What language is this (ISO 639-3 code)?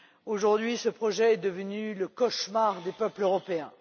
fra